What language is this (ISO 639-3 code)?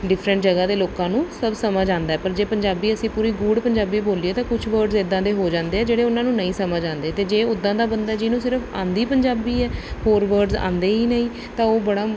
pan